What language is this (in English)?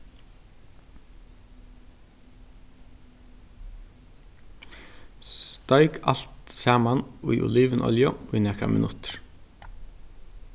Faroese